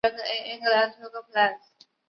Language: Chinese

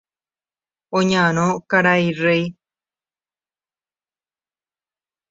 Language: Guarani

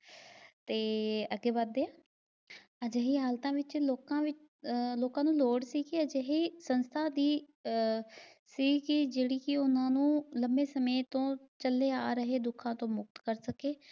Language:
Punjabi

